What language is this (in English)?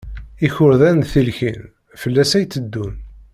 Kabyle